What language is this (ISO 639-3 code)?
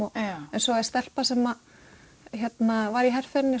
isl